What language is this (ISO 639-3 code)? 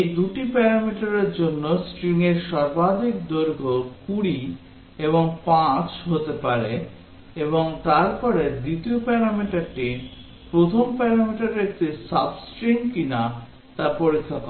ben